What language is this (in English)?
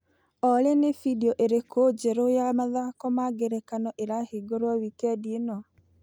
Kikuyu